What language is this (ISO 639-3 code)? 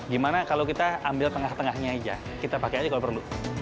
ind